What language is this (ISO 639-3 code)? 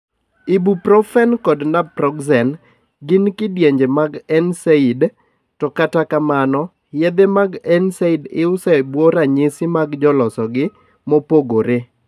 luo